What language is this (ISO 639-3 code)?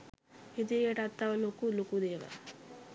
sin